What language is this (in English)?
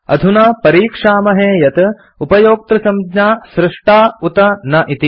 Sanskrit